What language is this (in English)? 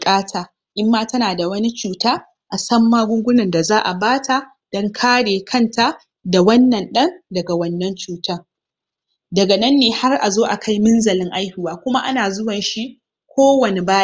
Hausa